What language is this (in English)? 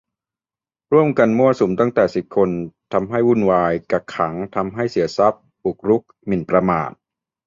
Thai